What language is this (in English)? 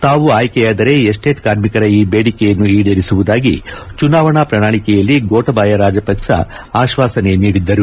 Kannada